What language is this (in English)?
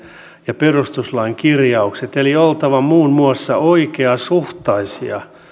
Finnish